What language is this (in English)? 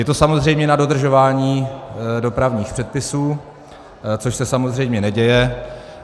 Czech